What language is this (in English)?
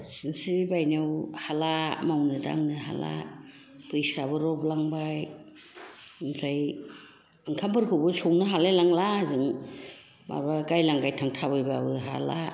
Bodo